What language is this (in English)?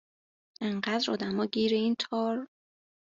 Persian